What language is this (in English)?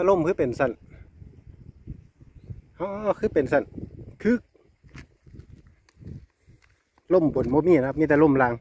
Thai